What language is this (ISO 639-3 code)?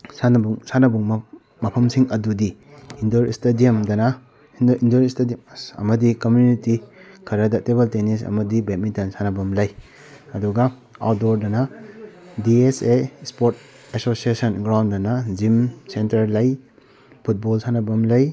mni